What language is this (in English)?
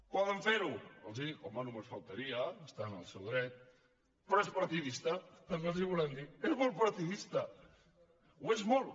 Catalan